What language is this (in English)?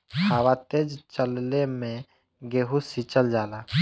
Bhojpuri